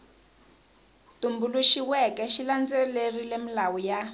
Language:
Tsonga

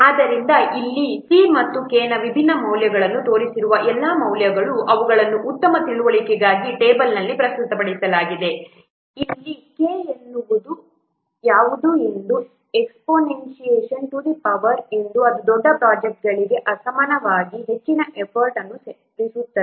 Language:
Kannada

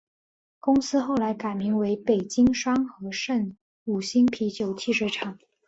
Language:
Chinese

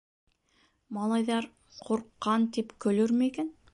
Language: Bashkir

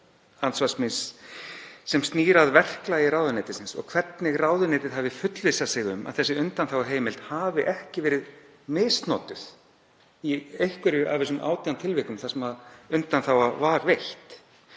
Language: Icelandic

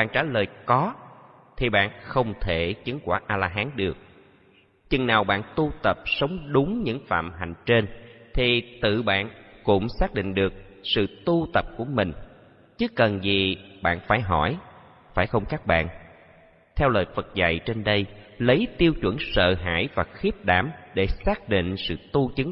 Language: Vietnamese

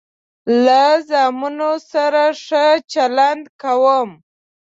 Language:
Pashto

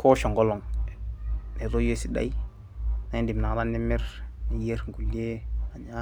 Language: Masai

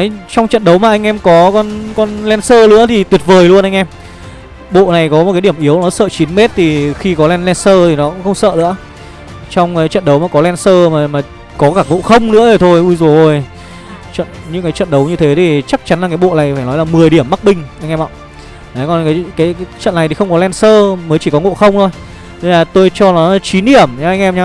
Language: Vietnamese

